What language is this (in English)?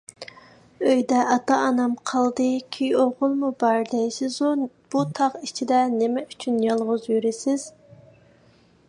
Uyghur